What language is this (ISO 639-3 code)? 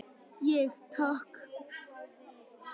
isl